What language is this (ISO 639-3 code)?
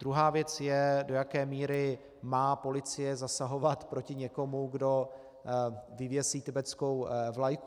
ces